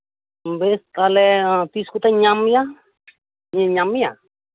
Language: Santali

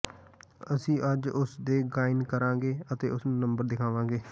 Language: Punjabi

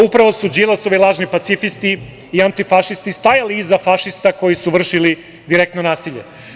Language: Serbian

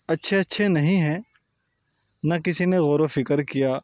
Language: Urdu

